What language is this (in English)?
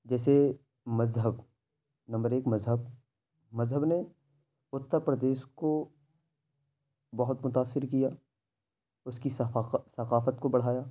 Urdu